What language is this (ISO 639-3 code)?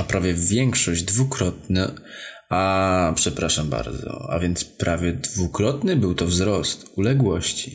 pol